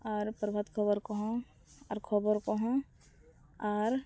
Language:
Santali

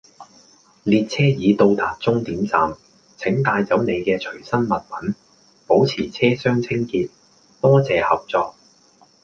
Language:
Cantonese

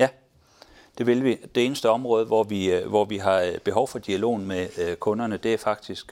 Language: Danish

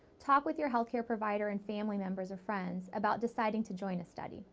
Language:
English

